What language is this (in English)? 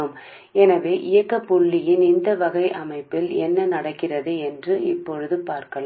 Telugu